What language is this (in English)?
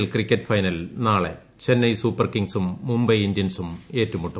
Malayalam